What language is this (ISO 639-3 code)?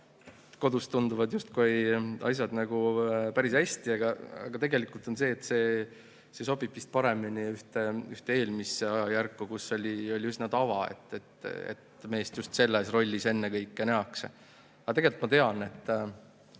est